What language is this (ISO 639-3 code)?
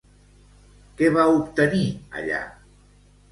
cat